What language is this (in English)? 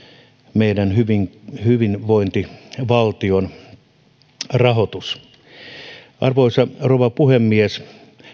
Finnish